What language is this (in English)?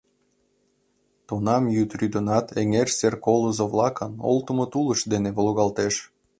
Mari